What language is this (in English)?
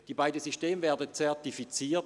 Swiss German